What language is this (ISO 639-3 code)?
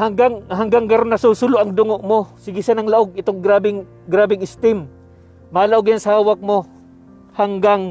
fil